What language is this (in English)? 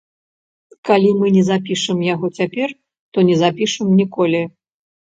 Belarusian